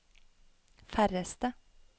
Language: Norwegian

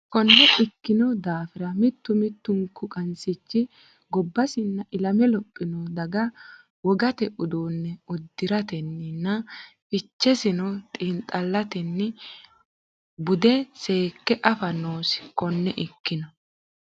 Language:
Sidamo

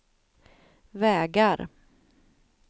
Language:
Swedish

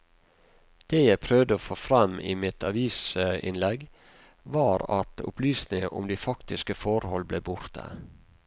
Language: Norwegian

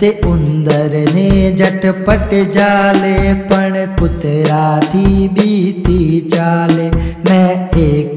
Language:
Hindi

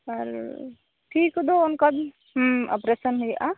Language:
Santali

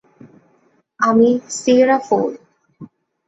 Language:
Bangla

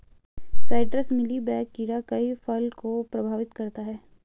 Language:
Hindi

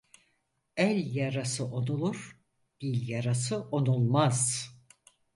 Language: Turkish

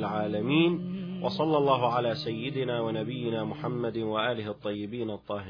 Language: Arabic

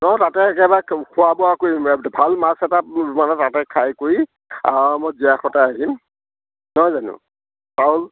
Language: Assamese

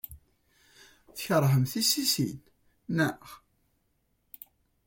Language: Kabyle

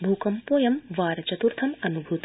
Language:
Sanskrit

